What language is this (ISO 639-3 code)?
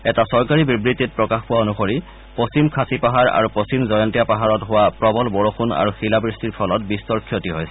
asm